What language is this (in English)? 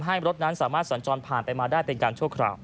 Thai